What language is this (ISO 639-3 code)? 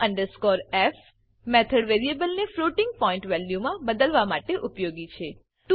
guj